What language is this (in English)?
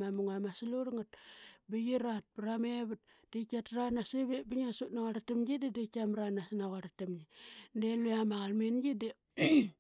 Qaqet